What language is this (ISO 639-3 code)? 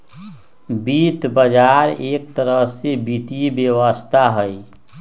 mag